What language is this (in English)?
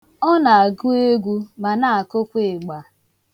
Igbo